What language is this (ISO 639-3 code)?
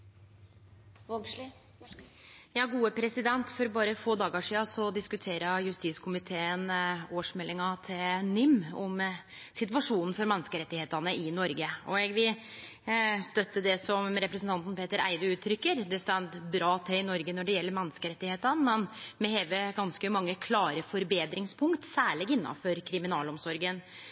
nno